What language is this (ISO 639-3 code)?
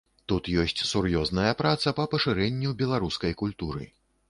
bel